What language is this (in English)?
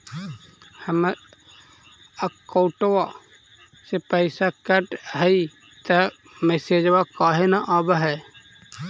Magahi